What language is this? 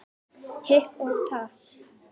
Icelandic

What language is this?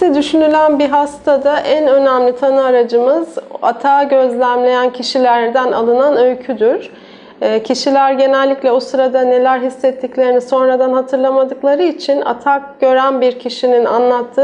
Turkish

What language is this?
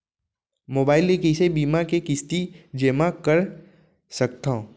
Chhattisgarhi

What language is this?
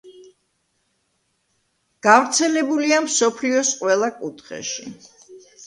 Georgian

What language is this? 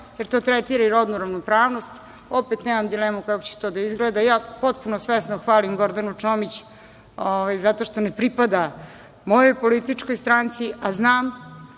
Serbian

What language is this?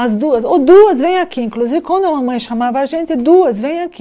Portuguese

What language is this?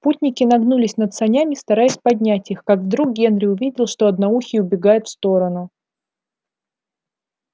Russian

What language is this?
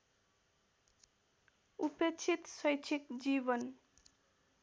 Nepali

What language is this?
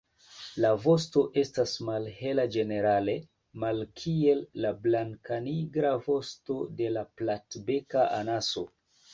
Esperanto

